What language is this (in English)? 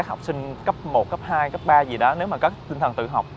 Vietnamese